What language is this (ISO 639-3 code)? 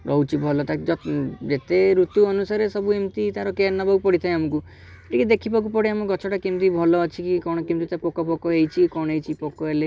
ori